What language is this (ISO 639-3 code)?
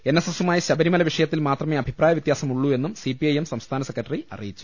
mal